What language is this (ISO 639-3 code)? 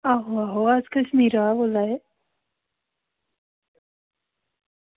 doi